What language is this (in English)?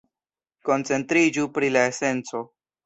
Esperanto